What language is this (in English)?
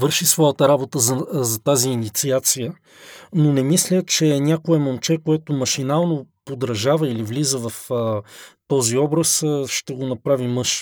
Bulgarian